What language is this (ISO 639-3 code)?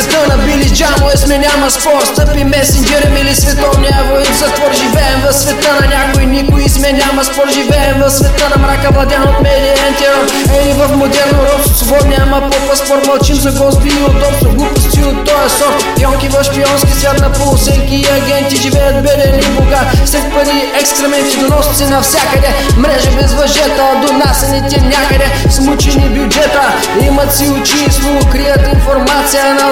bul